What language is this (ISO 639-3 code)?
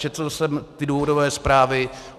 ces